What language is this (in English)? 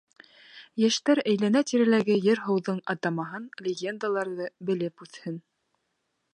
Bashkir